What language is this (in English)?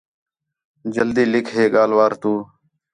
Khetrani